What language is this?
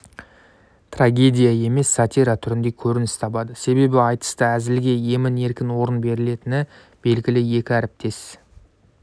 Kazakh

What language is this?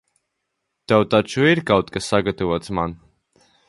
Latvian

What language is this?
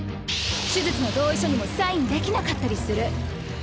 Japanese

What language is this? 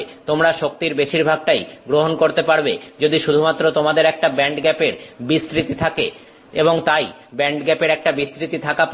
Bangla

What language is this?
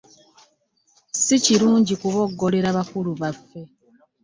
Ganda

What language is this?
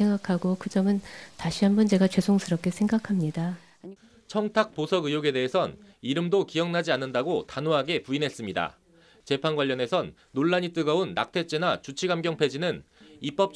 Korean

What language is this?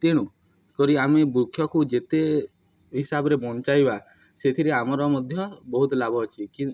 Odia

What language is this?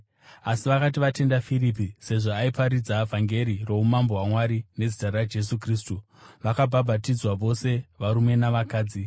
Shona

